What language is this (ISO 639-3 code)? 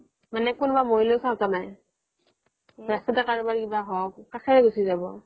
asm